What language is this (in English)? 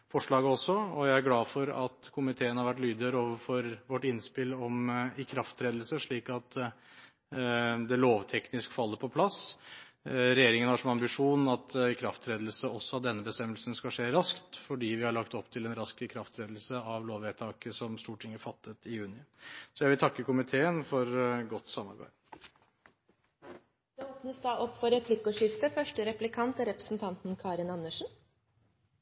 Norwegian Bokmål